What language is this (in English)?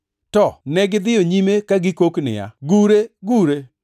Luo (Kenya and Tanzania)